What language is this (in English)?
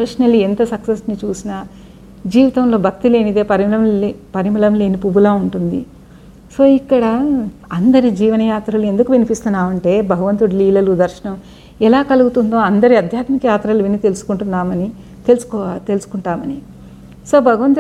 Telugu